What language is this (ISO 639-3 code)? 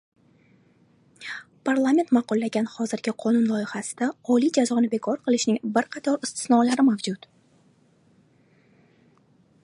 uzb